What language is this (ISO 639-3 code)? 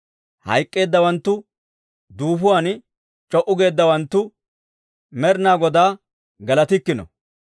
dwr